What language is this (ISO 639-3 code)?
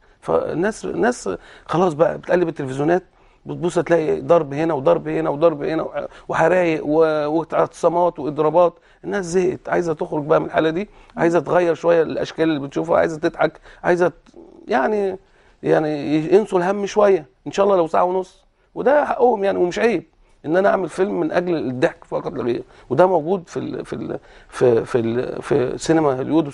ara